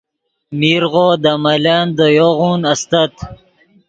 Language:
Yidgha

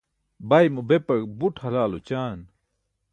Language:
Burushaski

